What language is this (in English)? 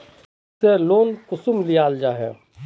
Magahi